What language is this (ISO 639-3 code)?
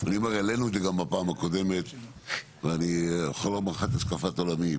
heb